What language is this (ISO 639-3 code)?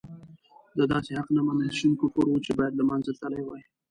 pus